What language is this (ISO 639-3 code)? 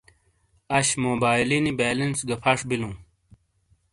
scl